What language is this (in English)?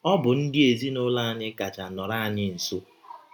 Igbo